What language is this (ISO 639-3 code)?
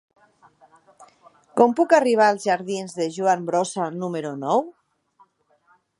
cat